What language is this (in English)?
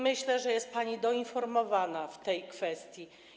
Polish